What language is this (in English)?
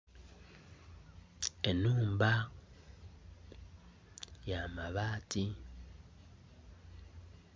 Soga